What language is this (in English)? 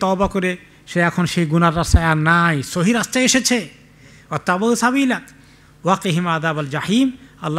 Arabic